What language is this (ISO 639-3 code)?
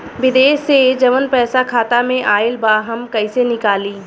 bho